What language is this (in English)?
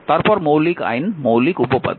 Bangla